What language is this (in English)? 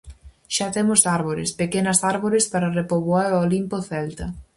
Galician